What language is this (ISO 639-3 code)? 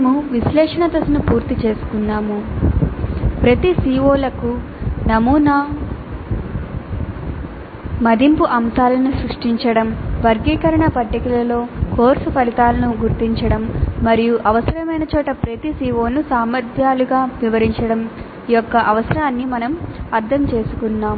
tel